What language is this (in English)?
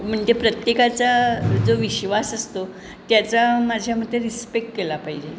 Marathi